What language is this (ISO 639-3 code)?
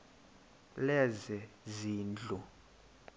xho